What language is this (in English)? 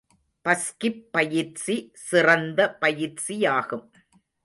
Tamil